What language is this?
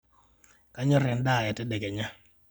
Masai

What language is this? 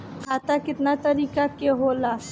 Bhojpuri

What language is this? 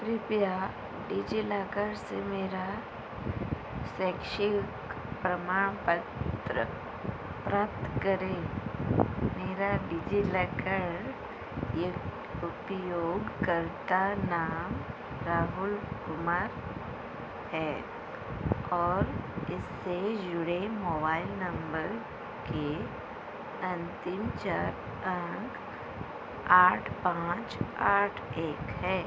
Hindi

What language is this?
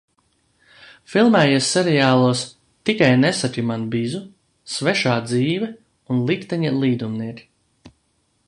Latvian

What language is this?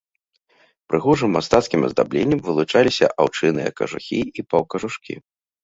Belarusian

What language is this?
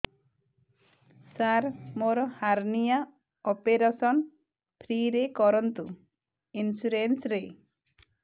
Odia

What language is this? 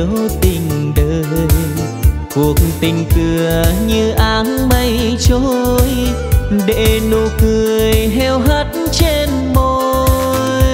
Vietnamese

